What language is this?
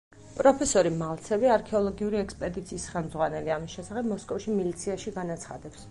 Georgian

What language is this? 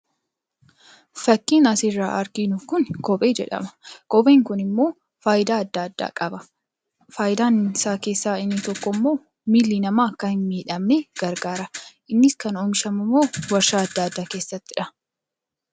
Oromo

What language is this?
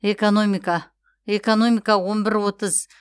Kazakh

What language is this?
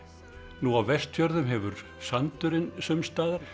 Icelandic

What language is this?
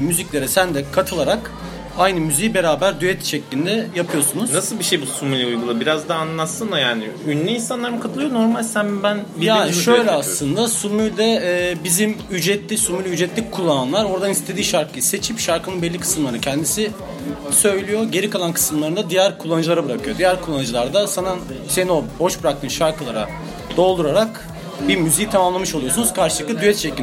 Turkish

